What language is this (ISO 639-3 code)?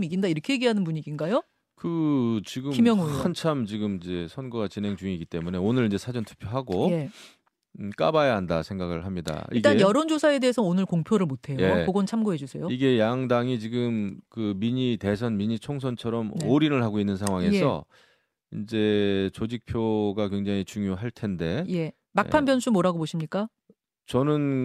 kor